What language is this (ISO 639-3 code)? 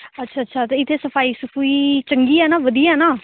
pan